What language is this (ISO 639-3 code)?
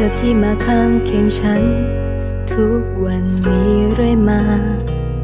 tha